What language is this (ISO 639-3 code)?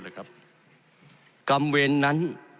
tha